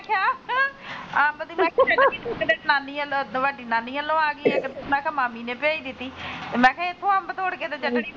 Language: Punjabi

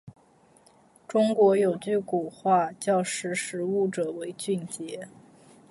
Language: Chinese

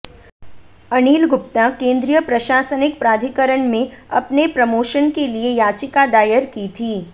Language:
Hindi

